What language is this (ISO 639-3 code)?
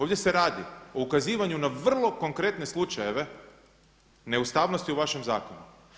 hrv